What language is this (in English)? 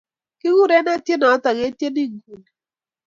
Kalenjin